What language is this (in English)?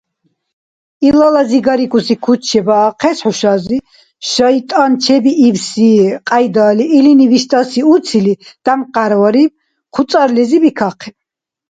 Dargwa